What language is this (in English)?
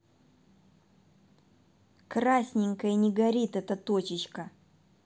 Russian